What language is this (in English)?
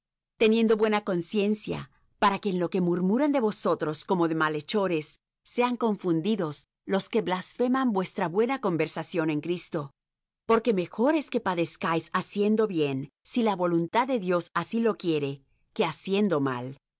Spanish